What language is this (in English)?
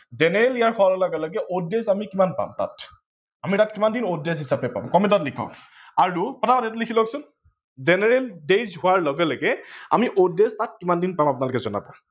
Assamese